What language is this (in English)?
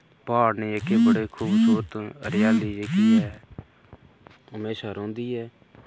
Dogri